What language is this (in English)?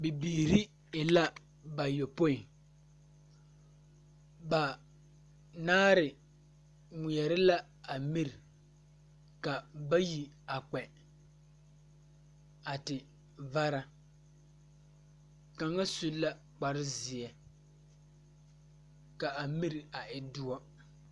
Southern Dagaare